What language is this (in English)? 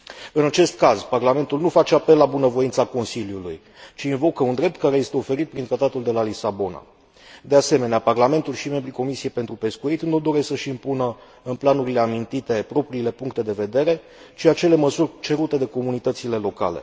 Romanian